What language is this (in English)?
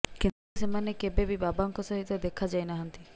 Odia